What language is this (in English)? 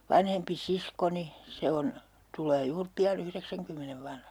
Finnish